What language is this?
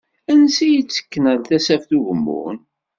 Kabyle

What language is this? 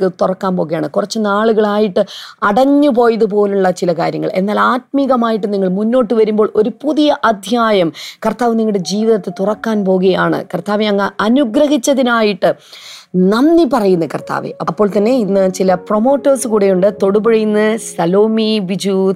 Malayalam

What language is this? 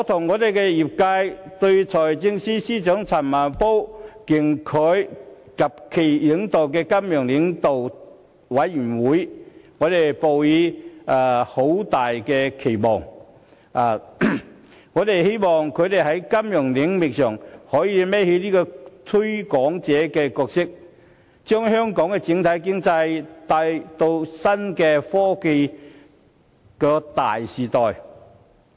Cantonese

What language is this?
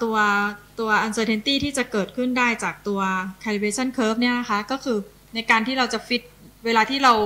Thai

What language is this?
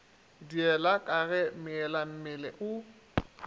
Northern Sotho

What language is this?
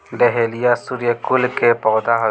Bhojpuri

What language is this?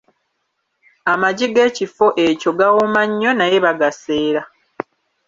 Ganda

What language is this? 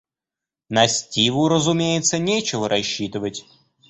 Russian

